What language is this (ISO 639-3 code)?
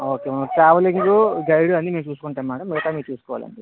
tel